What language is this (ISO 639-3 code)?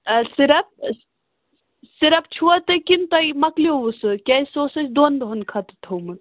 kas